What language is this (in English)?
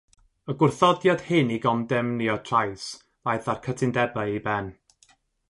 Welsh